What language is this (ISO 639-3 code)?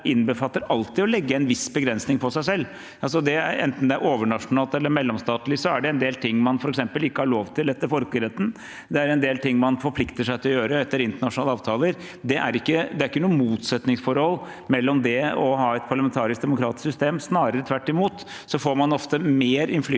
nor